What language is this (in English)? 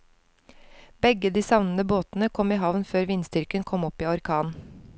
Norwegian